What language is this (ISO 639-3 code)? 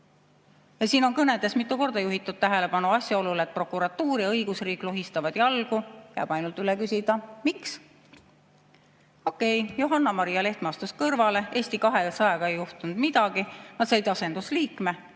est